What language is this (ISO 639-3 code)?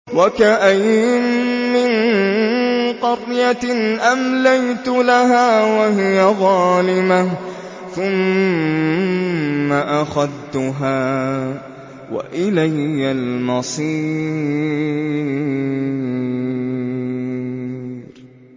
ara